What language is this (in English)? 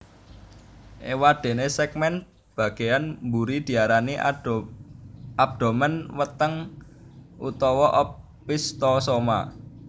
Javanese